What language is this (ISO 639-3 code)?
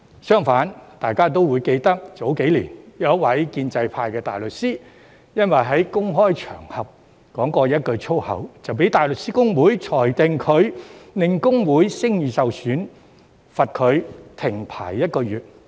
yue